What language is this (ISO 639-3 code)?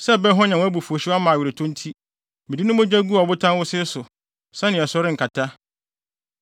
aka